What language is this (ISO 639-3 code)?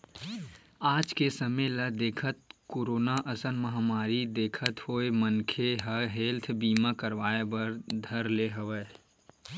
hne